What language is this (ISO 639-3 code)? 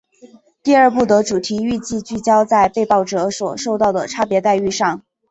zho